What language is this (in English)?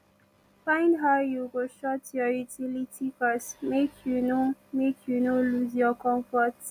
Nigerian Pidgin